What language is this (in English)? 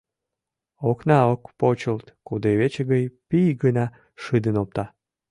Mari